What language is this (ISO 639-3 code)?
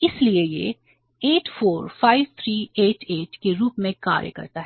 hin